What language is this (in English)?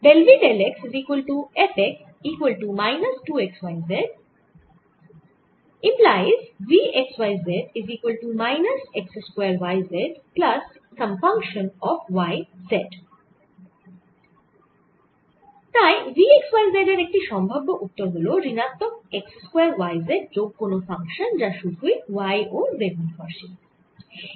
Bangla